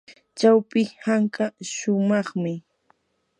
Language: Yanahuanca Pasco Quechua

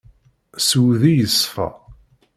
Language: Kabyle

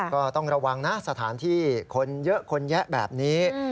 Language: Thai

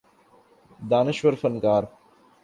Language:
Urdu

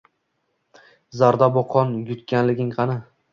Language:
Uzbek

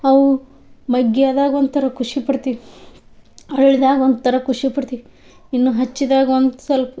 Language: Kannada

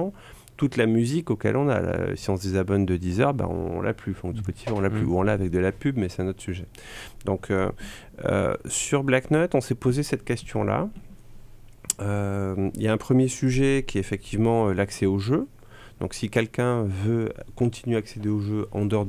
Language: French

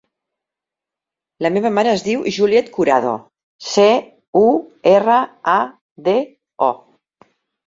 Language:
Catalan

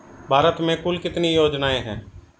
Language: Hindi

